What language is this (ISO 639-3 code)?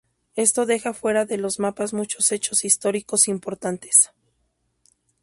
spa